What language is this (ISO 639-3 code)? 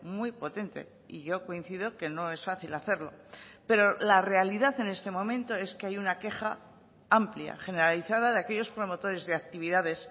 spa